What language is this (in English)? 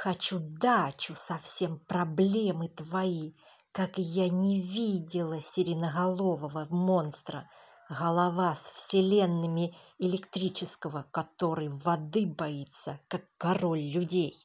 Russian